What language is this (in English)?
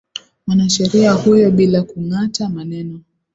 Swahili